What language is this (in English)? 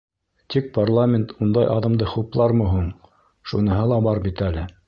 Bashkir